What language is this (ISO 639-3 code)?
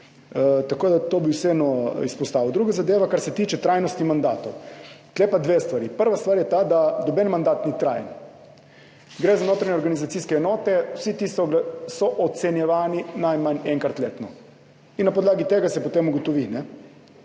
slv